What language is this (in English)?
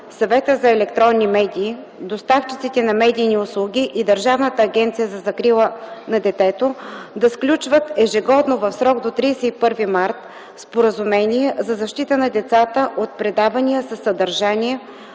Bulgarian